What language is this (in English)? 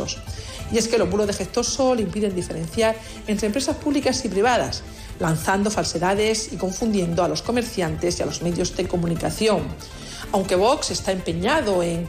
Spanish